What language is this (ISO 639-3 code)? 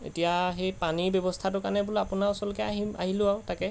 asm